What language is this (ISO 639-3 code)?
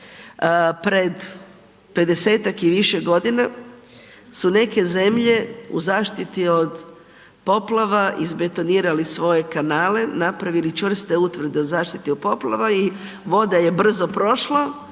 hrv